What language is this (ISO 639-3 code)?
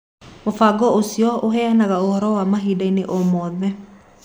kik